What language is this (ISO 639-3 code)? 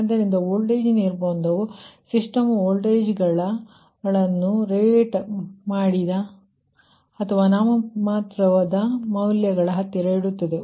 kan